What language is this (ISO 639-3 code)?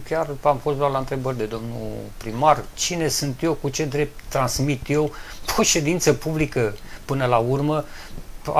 ron